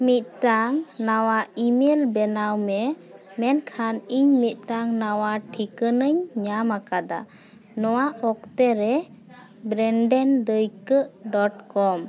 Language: Santali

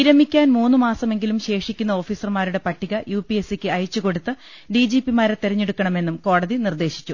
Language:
Malayalam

